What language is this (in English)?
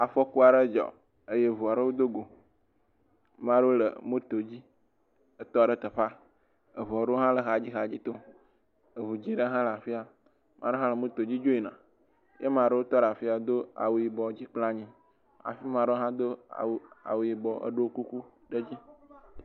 Ewe